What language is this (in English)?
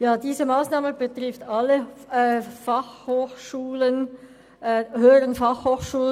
Swiss German